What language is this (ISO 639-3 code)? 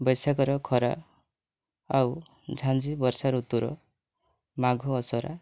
ori